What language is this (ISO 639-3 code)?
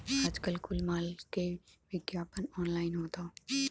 bho